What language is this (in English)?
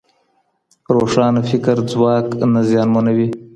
Pashto